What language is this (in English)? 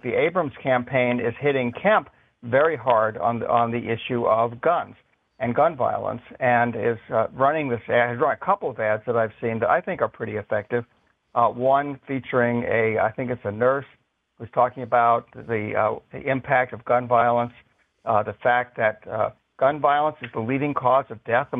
English